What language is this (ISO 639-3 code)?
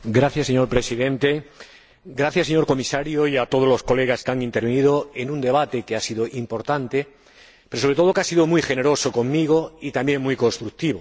spa